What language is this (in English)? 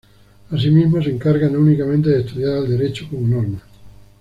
Spanish